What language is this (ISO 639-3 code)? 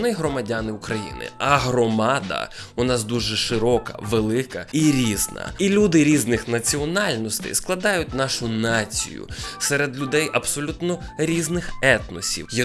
ukr